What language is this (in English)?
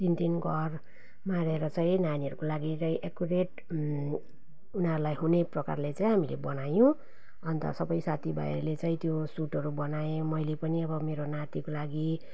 Nepali